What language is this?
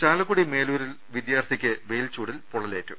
Malayalam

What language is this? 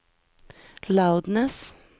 Swedish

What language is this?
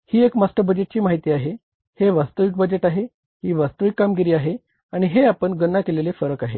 Marathi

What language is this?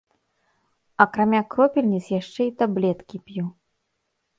Belarusian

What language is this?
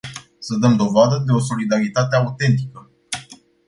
Romanian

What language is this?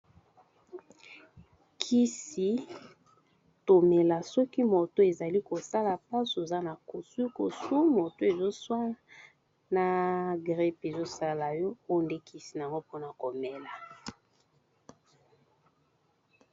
Lingala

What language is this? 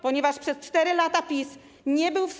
Polish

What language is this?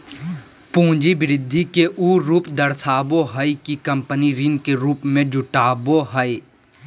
Magahi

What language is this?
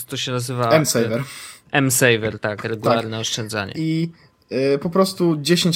Polish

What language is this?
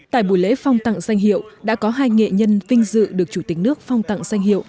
Vietnamese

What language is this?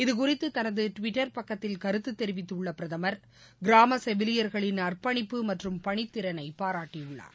Tamil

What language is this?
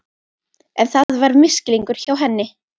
Icelandic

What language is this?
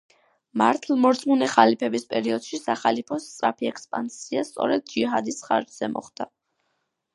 Georgian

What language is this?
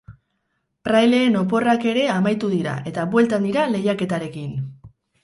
Basque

